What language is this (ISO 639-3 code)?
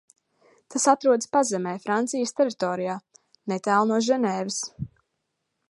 lav